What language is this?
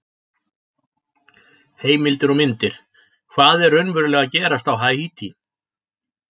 Icelandic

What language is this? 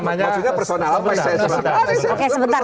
Indonesian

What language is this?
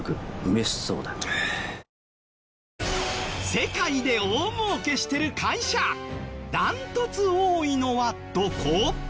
Japanese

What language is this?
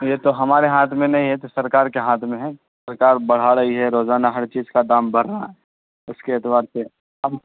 Urdu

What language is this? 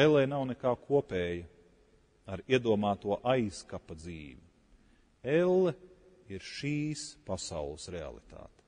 Latvian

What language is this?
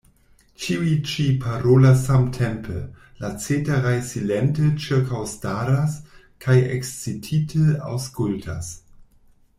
Esperanto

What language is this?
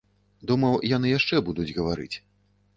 Belarusian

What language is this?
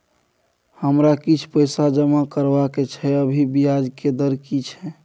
Maithili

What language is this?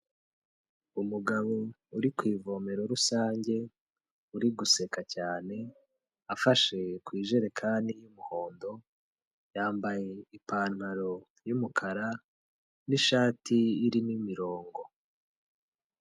Kinyarwanda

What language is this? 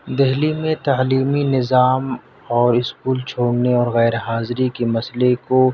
Urdu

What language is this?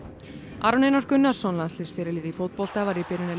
Icelandic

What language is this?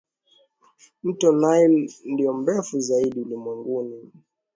Swahili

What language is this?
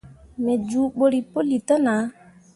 Mundang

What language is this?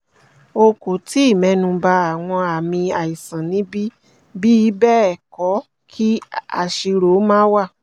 Yoruba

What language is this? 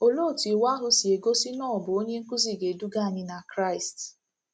Igbo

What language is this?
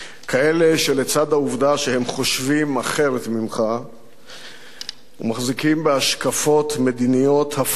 Hebrew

